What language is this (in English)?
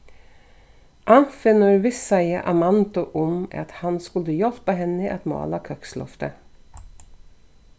Faroese